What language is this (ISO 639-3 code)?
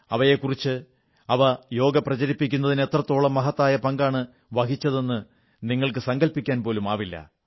mal